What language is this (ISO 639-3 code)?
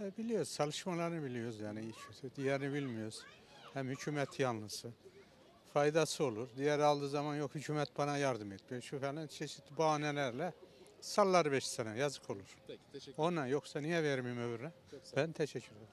tur